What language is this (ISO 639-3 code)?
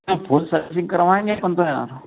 hin